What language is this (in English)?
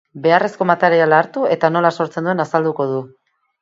Basque